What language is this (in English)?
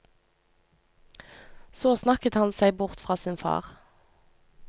Norwegian